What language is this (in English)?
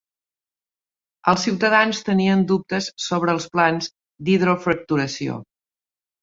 Catalan